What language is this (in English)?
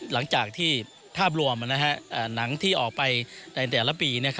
Thai